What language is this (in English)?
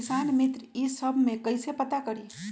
Magahi